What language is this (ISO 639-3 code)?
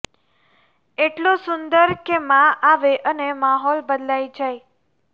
guj